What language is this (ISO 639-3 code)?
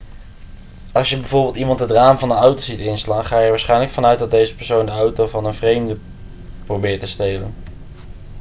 nld